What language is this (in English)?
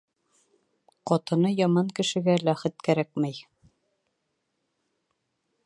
Bashkir